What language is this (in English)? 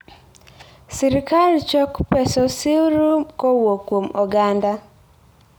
Luo (Kenya and Tanzania)